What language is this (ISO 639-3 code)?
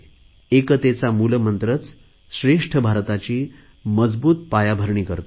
mar